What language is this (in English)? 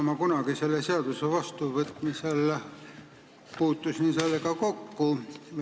Estonian